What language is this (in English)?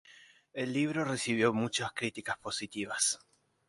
Spanish